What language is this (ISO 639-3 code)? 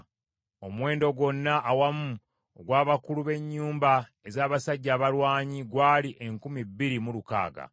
lug